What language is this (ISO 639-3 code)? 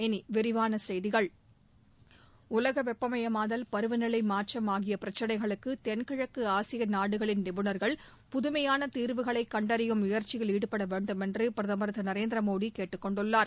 tam